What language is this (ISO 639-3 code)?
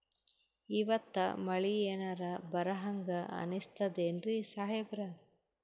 kan